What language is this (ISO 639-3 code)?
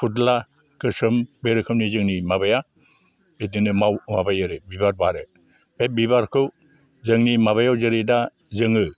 brx